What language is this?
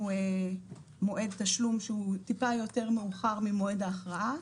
Hebrew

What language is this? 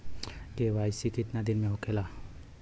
Bhojpuri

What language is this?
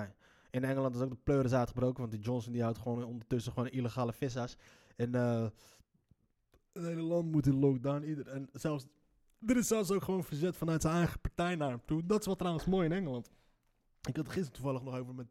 Dutch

